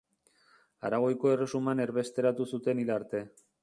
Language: Basque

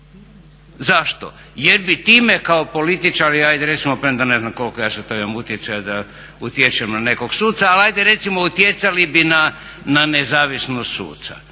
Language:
Croatian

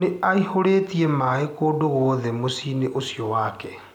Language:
Kikuyu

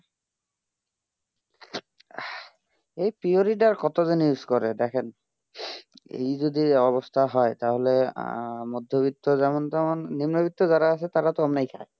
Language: Bangla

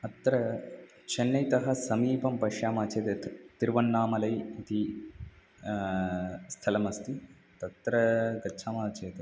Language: Sanskrit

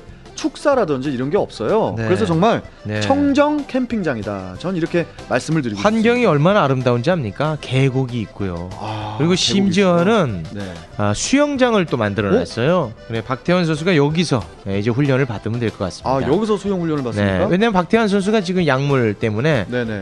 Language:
Korean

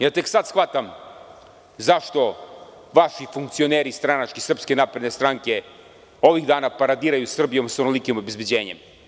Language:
Serbian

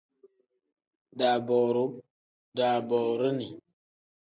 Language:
Tem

